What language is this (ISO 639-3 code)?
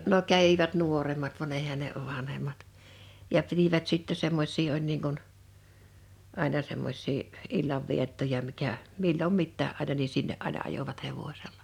fin